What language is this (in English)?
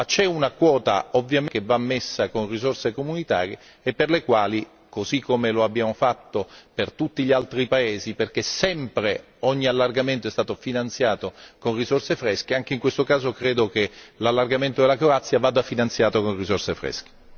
Italian